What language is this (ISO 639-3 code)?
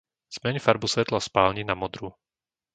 slk